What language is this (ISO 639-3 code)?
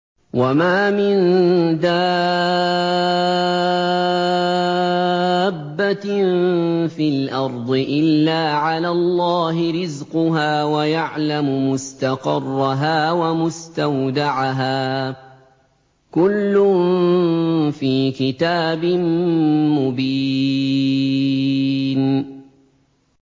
ara